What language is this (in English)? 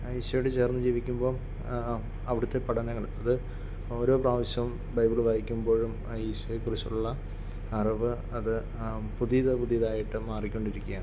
Malayalam